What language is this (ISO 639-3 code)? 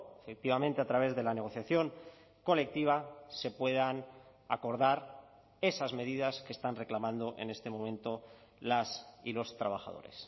spa